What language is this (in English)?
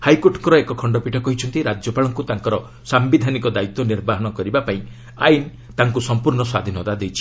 Odia